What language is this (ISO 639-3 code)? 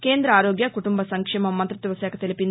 tel